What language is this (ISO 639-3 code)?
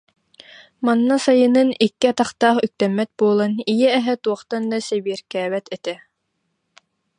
sah